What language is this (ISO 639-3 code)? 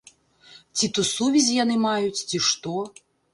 bel